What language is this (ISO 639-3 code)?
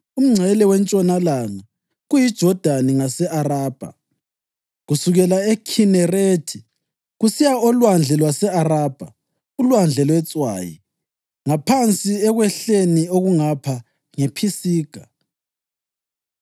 nde